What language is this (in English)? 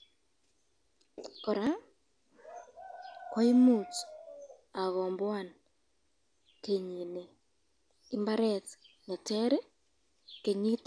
Kalenjin